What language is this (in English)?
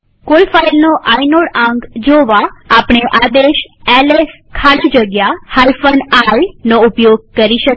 Gujarati